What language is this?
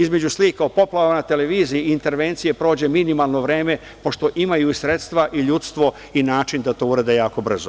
Serbian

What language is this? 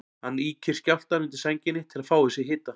Icelandic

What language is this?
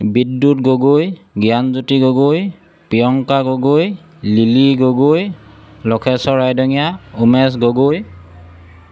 Assamese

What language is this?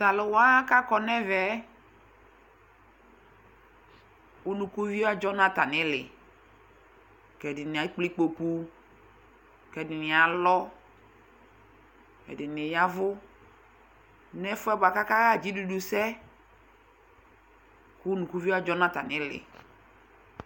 Ikposo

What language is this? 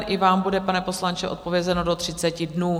Czech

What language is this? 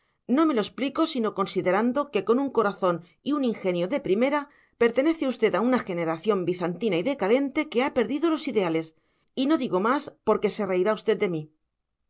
Spanish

